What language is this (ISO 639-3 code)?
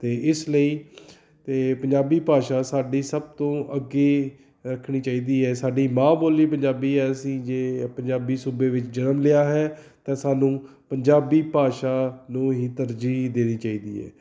pan